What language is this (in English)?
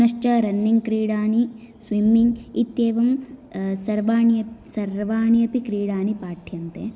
Sanskrit